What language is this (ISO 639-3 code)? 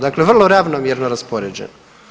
hrv